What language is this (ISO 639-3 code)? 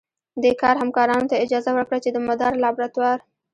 pus